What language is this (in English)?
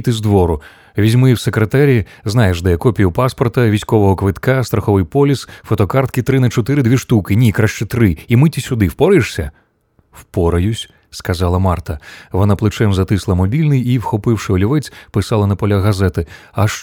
Ukrainian